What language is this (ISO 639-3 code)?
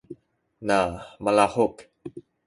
szy